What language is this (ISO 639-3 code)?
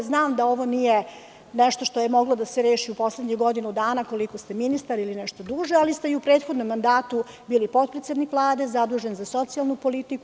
srp